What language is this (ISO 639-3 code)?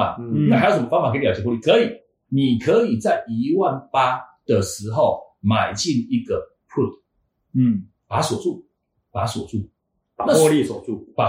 zho